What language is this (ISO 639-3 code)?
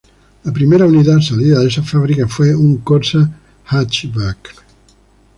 spa